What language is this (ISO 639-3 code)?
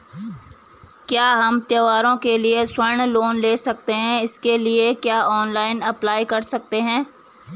hin